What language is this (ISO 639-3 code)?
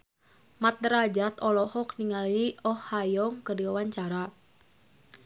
sun